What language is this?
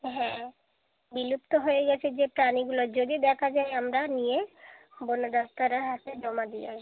Bangla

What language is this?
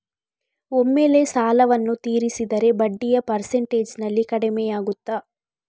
Kannada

